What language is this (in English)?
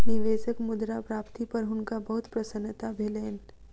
Maithili